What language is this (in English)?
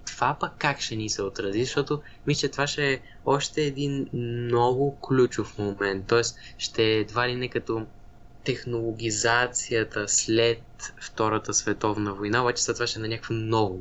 Bulgarian